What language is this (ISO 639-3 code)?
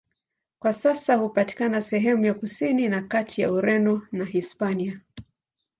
swa